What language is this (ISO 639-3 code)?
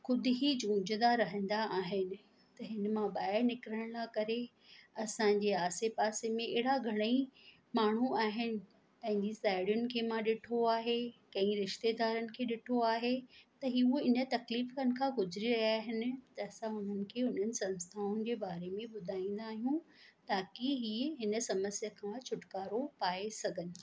snd